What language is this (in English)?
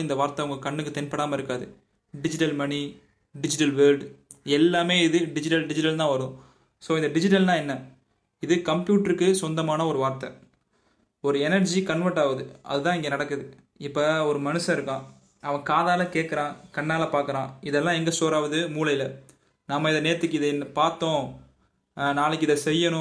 Tamil